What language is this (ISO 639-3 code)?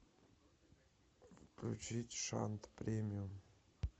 rus